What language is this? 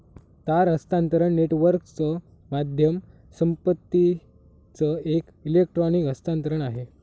Marathi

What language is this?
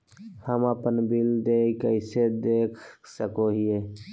Magahi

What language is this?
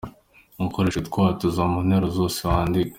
Kinyarwanda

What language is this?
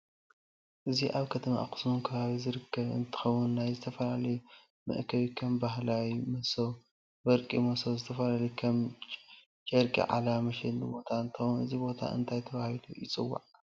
Tigrinya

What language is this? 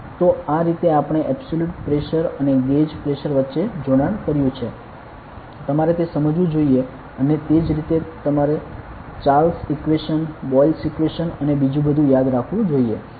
Gujarati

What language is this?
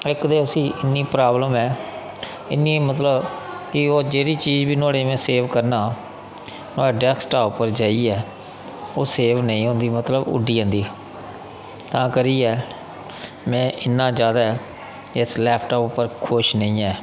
Dogri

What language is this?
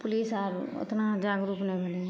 Maithili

